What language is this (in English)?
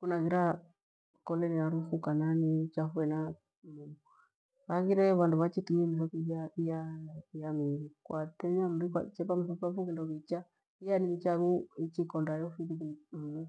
Gweno